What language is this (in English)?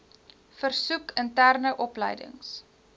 Afrikaans